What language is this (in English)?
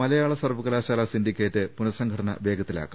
Malayalam